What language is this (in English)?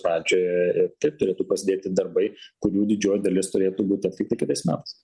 Lithuanian